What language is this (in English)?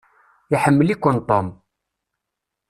Kabyle